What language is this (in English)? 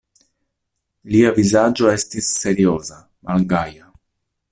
Esperanto